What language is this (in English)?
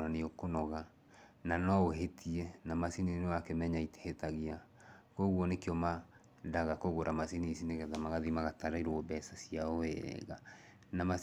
Kikuyu